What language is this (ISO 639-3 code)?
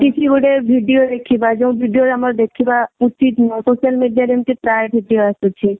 ori